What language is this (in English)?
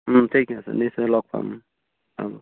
Assamese